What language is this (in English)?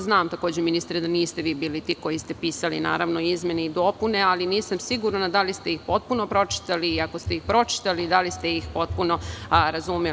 Serbian